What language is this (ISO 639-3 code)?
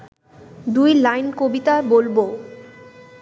ben